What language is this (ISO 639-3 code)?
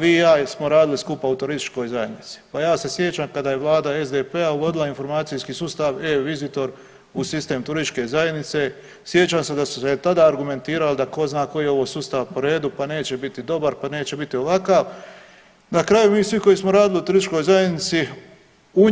hrv